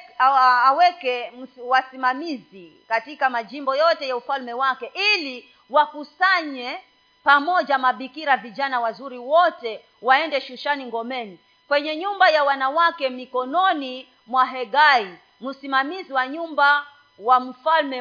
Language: Swahili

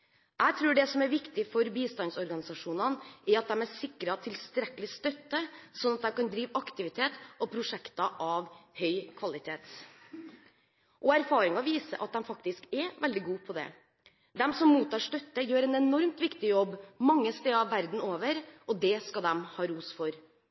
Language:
Norwegian Bokmål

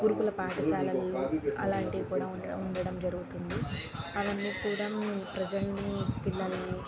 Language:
Telugu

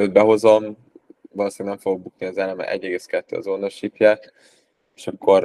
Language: Hungarian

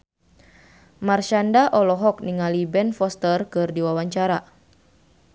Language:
Sundanese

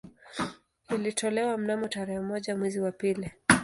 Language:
Swahili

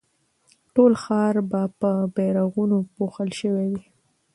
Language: Pashto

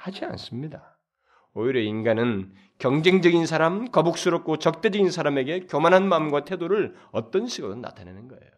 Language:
Korean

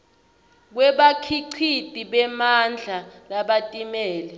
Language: Swati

